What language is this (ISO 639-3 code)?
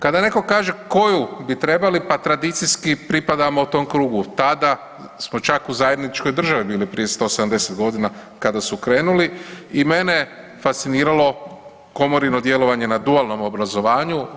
hrv